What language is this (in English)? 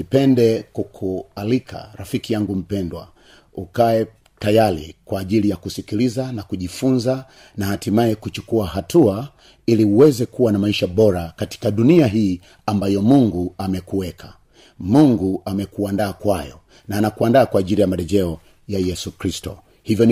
Swahili